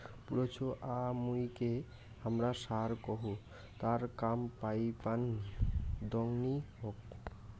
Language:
Bangla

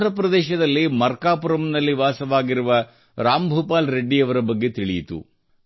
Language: Kannada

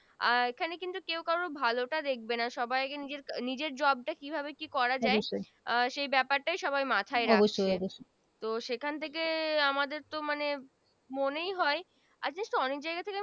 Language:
Bangla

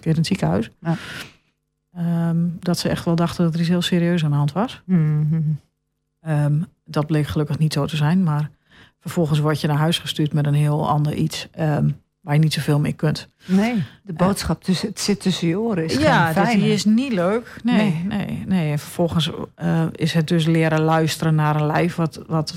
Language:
Dutch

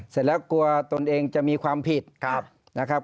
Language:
Thai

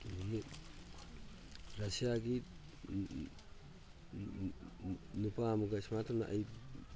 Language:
Manipuri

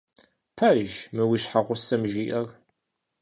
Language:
Kabardian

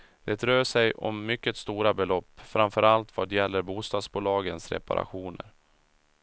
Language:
Swedish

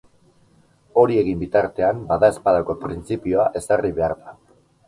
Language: Basque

